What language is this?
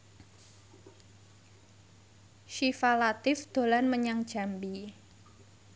Javanese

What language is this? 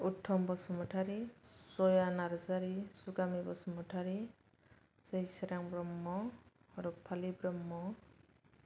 Bodo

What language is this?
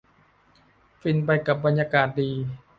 Thai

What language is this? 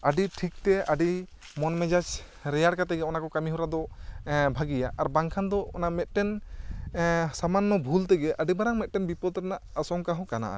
Santali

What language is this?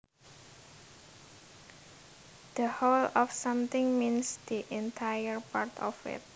Javanese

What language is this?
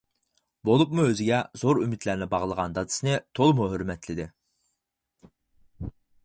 Uyghur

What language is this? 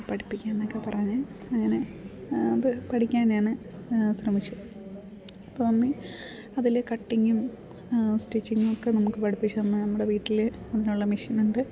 Malayalam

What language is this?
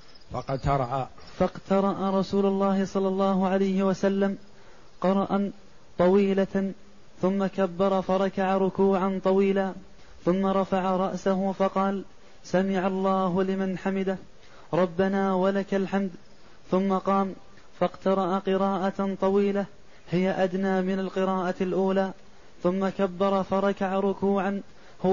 Arabic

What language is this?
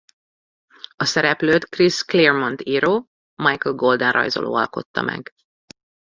Hungarian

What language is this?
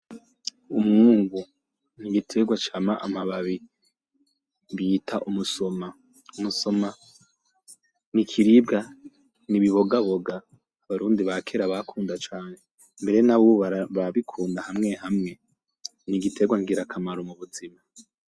Rundi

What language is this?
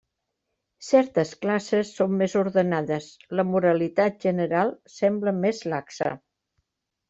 Catalan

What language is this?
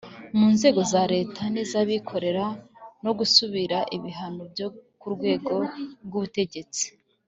Kinyarwanda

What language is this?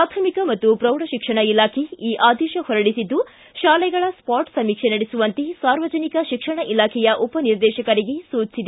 Kannada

